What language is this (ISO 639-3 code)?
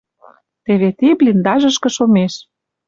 mrj